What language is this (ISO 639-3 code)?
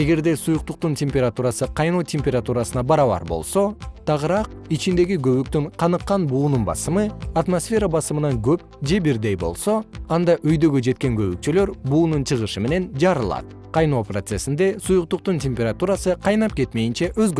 kir